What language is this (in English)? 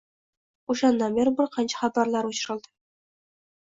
Uzbek